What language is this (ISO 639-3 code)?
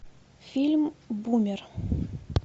rus